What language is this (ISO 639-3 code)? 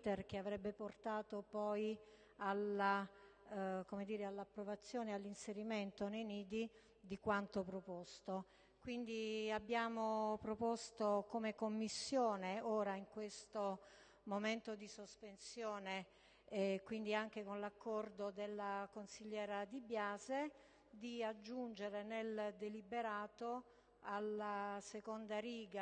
ita